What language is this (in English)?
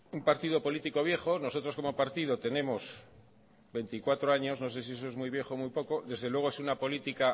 Spanish